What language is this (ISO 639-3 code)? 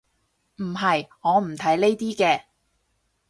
yue